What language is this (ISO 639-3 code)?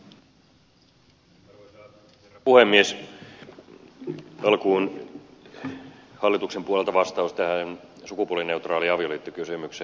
fin